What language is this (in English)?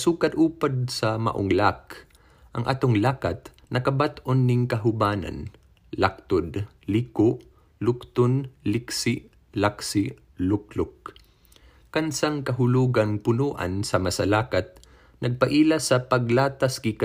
Filipino